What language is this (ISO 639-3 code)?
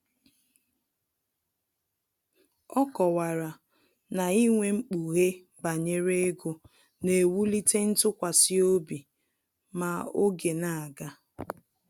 ibo